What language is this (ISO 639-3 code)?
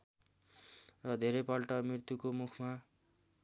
nep